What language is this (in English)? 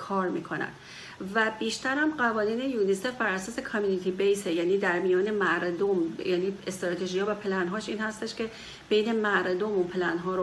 Persian